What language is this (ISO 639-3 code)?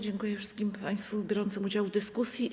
pol